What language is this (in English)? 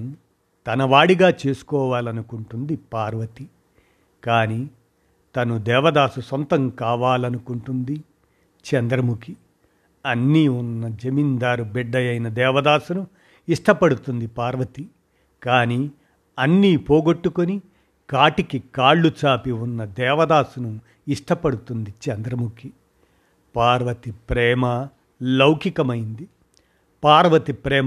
Telugu